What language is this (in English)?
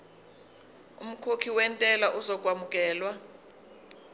Zulu